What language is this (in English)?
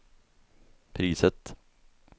Swedish